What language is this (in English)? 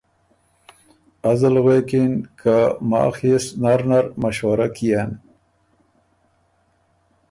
Ormuri